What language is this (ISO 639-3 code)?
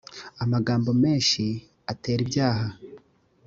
kin